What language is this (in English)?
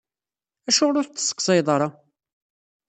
Kabyle